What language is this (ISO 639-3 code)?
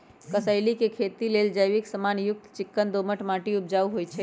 mag